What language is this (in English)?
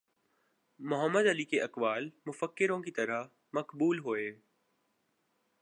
Urdu